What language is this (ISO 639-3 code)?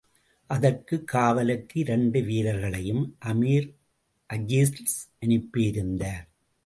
tam